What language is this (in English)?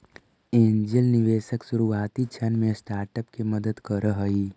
Magahi